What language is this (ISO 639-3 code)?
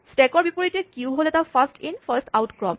asm